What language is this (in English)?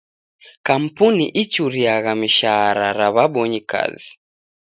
Taita